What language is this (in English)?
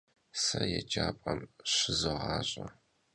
Kabardian